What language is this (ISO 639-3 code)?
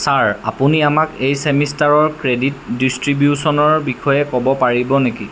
asm